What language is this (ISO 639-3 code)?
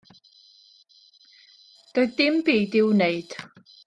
cym